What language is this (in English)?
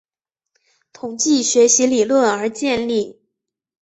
Chinese